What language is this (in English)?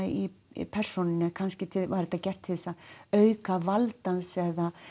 Icelandic